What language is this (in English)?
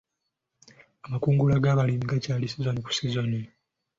Ganda